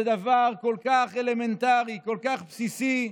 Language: Hebrew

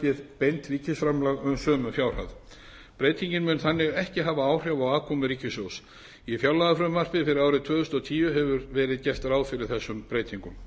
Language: Icelandic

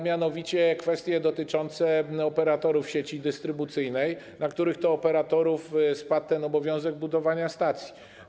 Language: Polish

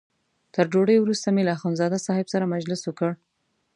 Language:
Pashto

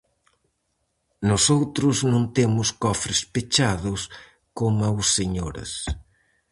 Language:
Galician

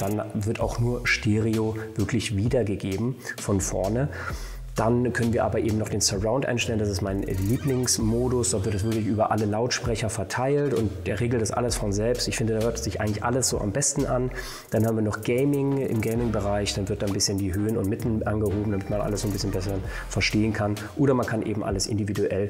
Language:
German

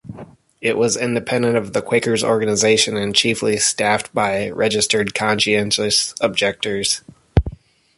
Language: English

